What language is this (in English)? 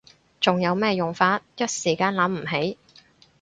Cantonese